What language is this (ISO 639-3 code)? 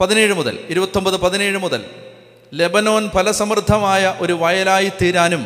mal